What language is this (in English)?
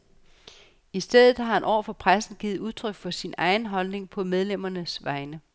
Danish